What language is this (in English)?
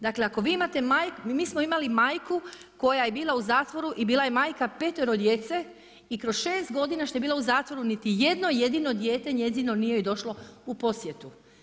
Croatian